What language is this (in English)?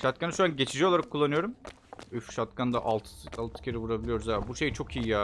Turkish